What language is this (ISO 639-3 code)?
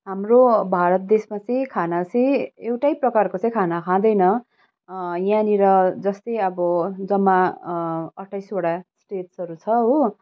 nep